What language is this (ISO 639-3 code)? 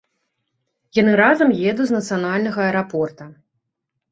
bel